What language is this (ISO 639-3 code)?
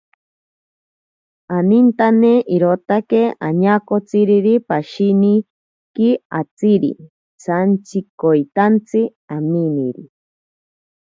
prq